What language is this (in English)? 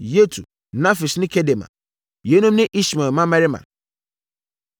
Akan